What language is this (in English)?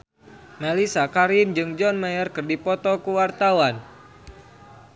Sundanese